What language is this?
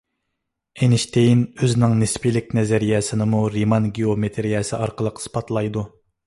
Uyghur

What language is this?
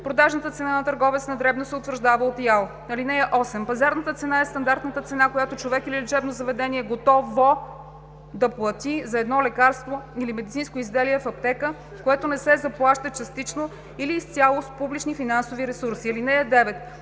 Bulgarian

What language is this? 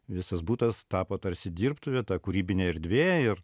Lithuanian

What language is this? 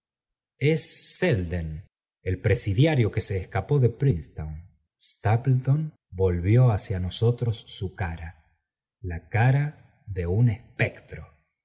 Spanish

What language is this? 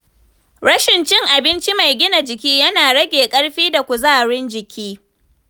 Hausa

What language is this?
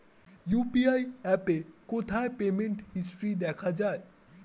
Bangla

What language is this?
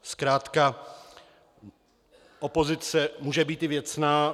Czech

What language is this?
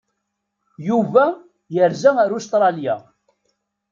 Kabyle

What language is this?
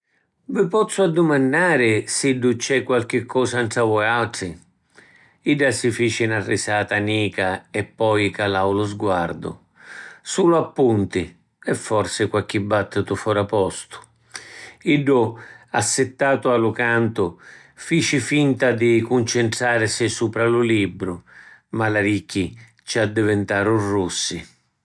Sicilian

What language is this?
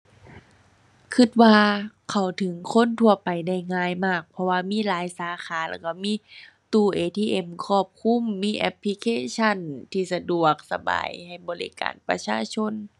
Thai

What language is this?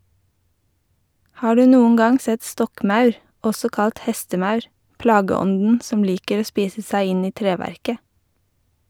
Norwegian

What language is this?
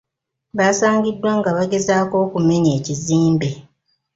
Ganda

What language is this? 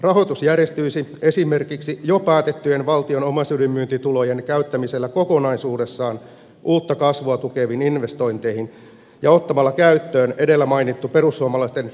Finnish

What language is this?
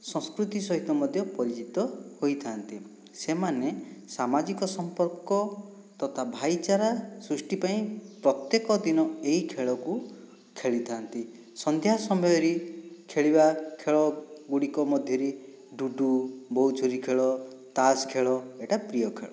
Odia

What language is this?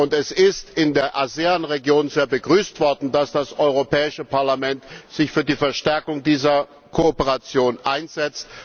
German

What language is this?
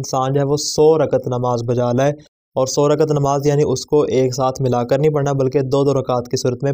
Arabic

